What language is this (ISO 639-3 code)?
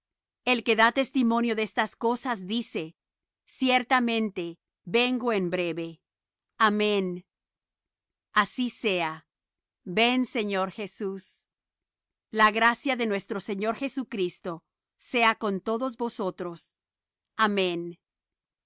spa